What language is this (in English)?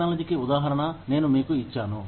Telugu